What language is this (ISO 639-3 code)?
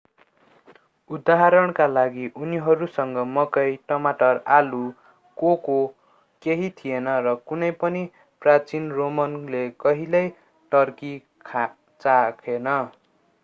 nep